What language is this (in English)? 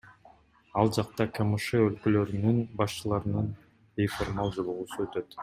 Kyrgyz